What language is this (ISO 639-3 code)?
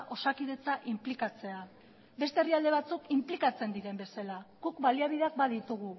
eus